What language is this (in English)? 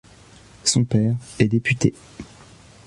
French